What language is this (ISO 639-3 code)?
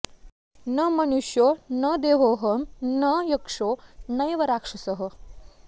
san